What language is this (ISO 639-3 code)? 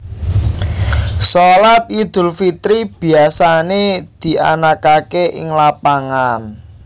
jav